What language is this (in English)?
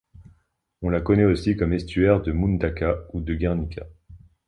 French